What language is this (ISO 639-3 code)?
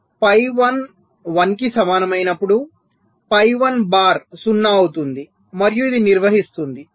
tel